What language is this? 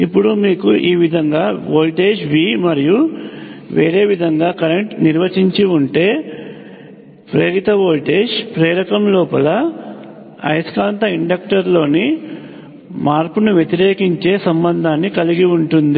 Telugu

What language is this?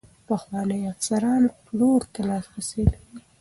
Pashto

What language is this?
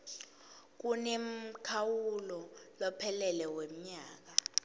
Swati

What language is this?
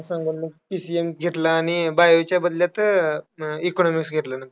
Marathi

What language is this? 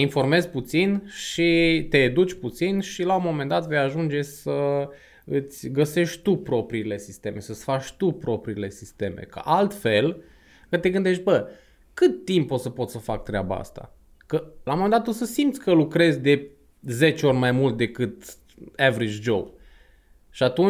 Romanian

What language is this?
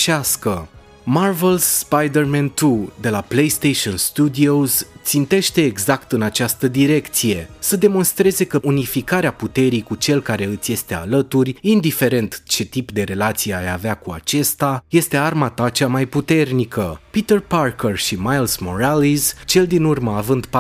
Romanian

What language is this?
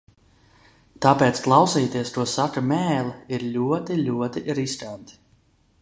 Latvian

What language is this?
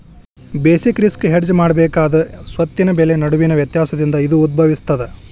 Kannada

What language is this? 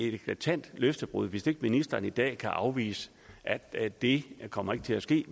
Danish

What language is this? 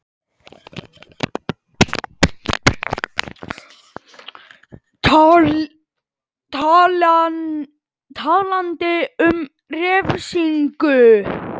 Icelandic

